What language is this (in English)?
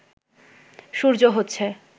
Bangla